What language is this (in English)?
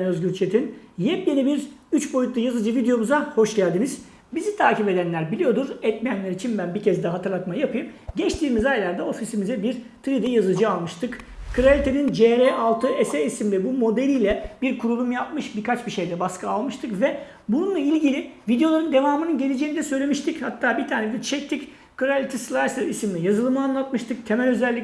Turkish